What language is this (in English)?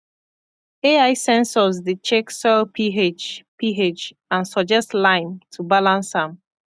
Nigerian Pidgin